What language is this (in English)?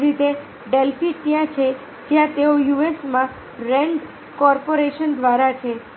Gujarati